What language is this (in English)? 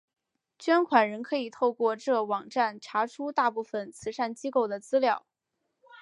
Chinese